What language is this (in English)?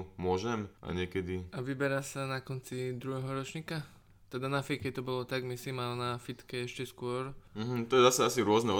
Slovak